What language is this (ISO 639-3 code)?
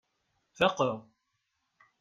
kab